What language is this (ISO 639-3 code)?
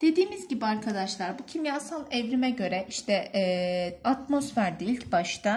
tur